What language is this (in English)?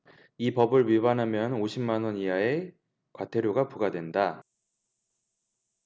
Korean